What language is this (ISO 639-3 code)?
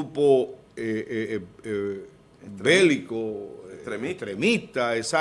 spa